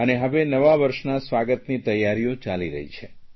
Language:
Gujarati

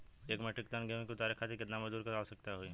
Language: Bhojpuri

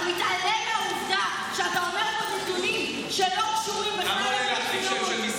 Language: Hebrew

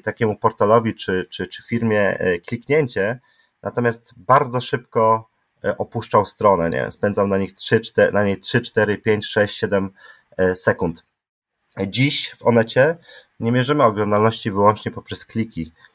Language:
Polish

